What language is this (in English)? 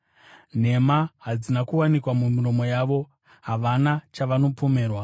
Shona